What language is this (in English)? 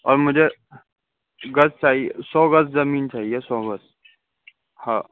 Urdu